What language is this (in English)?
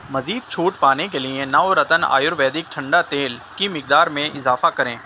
Urdu